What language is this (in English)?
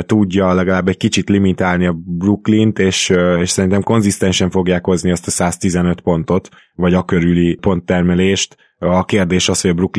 Hungarian